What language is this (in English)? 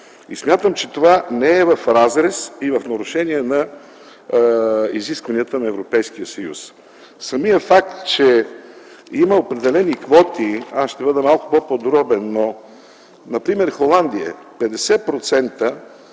Bulgarian